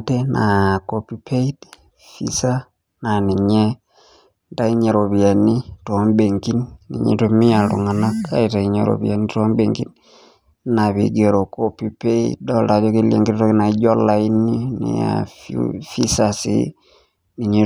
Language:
Masai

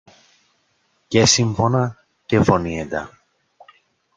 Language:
Greek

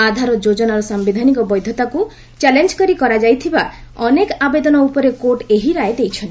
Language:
Odia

